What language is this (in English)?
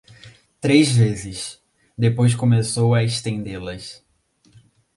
Portuguese